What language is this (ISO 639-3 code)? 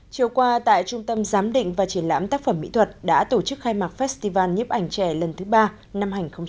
vie